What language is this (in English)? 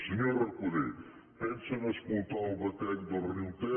Catalan